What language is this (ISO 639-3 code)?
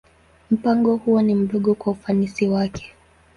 swa